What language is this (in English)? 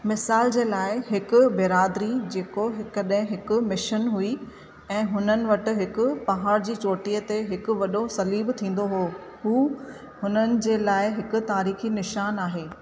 Sindhi